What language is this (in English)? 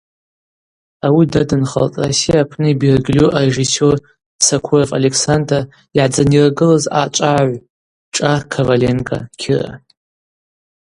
Abaza